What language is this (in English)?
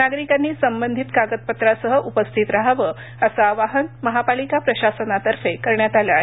Marathi